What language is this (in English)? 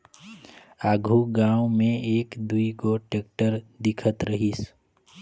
Chhattisgarhi